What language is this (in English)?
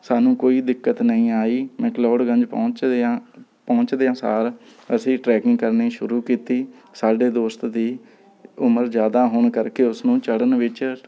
Punjabi